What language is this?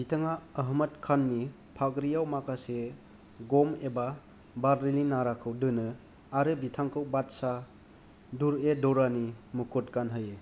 Bodo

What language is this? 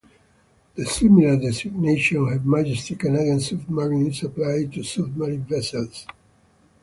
English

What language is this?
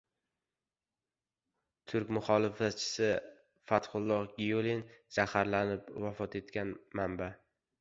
Uzbek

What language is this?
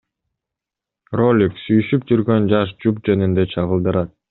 Kyrgyz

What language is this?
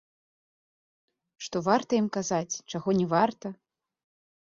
Belarusian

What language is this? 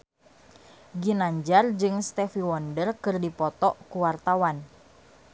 Sundanese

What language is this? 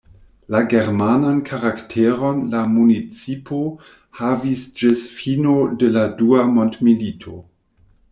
Esperanto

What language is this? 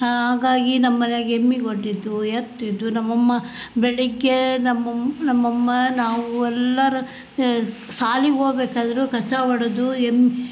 Kannada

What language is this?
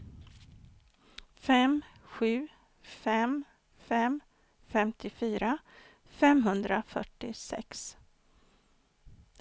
Swedish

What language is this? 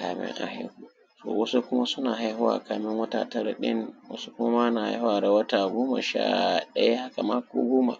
Hausa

